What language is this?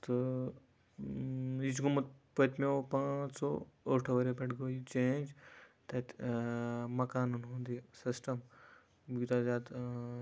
Kashmiri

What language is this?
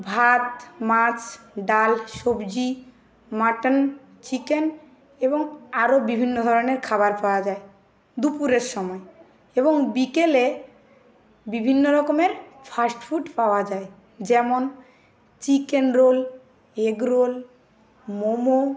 Bangla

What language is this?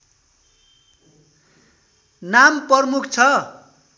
Nepali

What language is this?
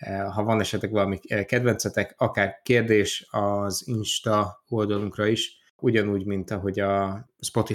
Hungarian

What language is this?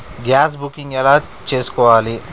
Telugu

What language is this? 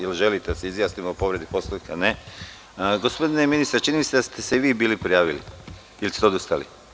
Serbian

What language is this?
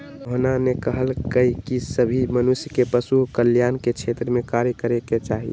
Magahi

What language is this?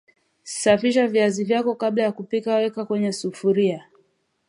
Swahili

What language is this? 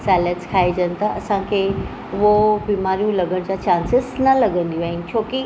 Sindhi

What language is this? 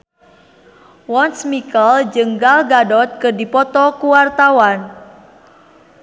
Sundanese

